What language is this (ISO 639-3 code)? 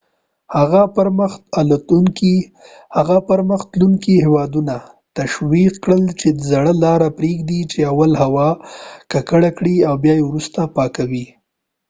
pus